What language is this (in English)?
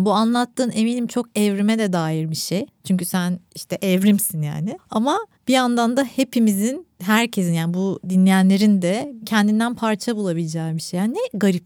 Turkish